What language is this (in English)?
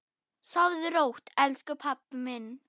Icelandic